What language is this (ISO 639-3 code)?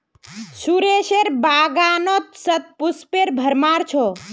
mag